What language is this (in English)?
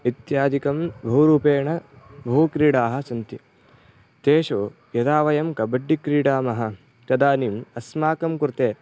Sanskrit